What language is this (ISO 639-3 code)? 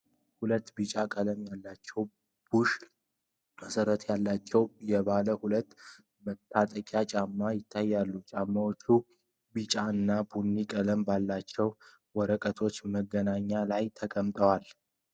amh